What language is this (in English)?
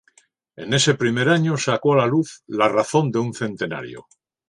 Spanish